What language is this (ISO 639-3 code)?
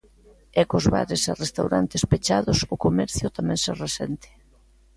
glg